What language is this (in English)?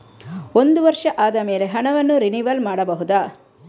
Kannada